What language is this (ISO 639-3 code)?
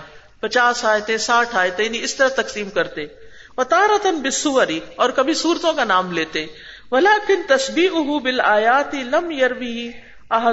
urd